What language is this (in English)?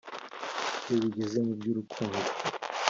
Kinyarwanda